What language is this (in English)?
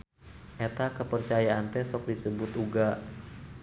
Sundanese